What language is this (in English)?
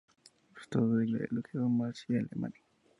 Spanish